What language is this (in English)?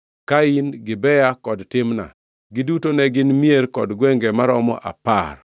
Luo (Kenya and Tanzania)